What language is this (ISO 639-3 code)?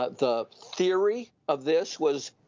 eng